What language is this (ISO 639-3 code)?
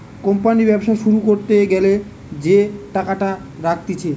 ben